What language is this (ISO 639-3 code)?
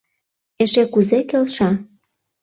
chm